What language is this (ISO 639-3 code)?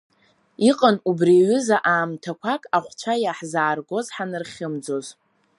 abk